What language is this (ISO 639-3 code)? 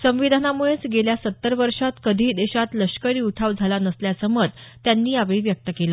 mar